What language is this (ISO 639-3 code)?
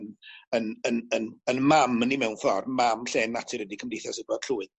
cym